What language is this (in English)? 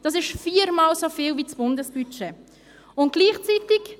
Swiss German